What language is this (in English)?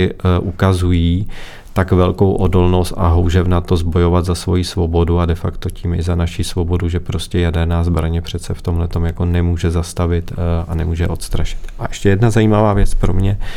Czech